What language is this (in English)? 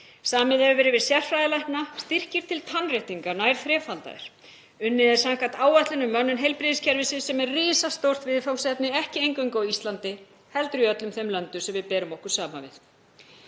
Icelandic